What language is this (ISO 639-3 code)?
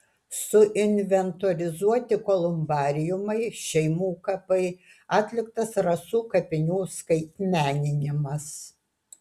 lit